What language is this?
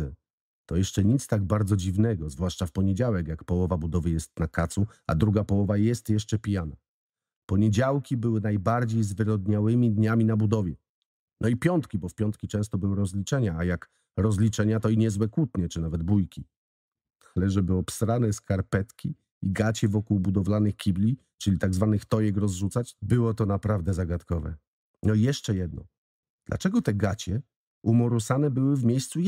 Polish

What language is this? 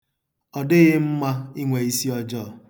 Igbo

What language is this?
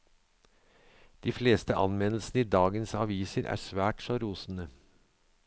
Norwegian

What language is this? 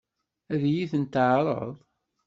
Kabyle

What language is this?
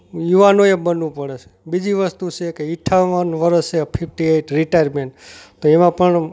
Gujarati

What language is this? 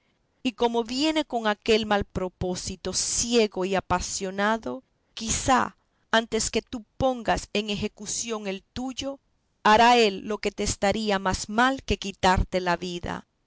Spanish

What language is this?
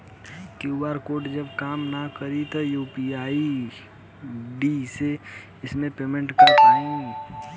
Bhojpuri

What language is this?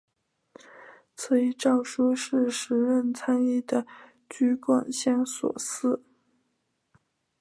Chinese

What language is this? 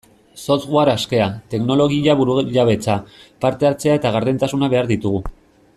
Basque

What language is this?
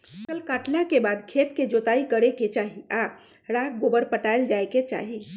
Magahi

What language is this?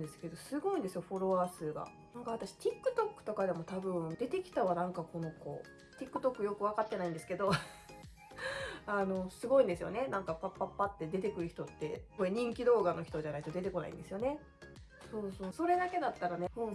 Japanese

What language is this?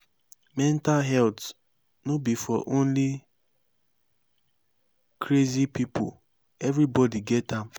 Nigerian Pidgin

